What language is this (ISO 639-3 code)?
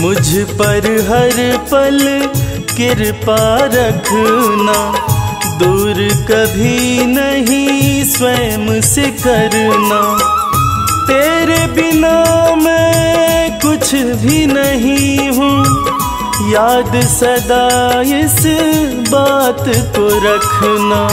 hin